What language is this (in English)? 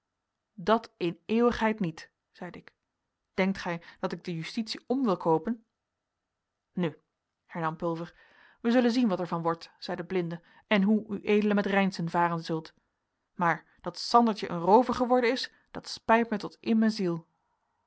Dutch